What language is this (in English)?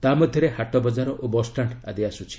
Odia